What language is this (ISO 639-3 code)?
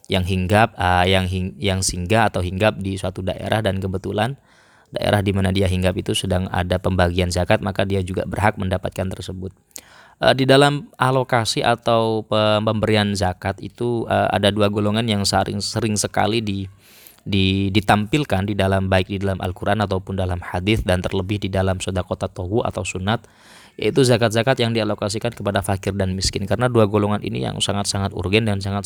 ind